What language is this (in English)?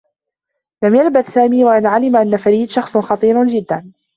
Arabic